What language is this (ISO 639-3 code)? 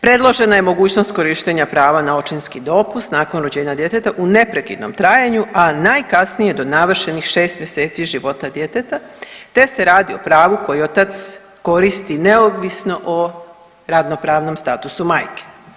hrv